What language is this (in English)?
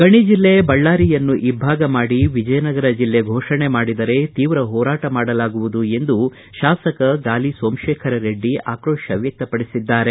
Kannada